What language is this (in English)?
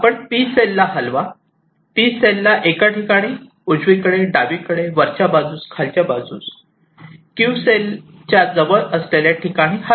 Marathi